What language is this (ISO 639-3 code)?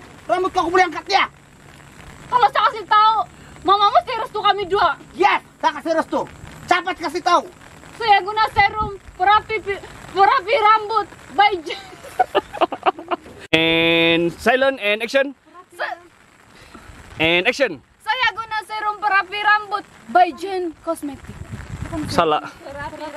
ind